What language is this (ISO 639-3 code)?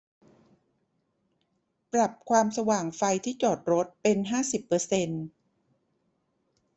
tha